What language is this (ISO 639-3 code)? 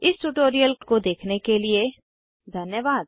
hin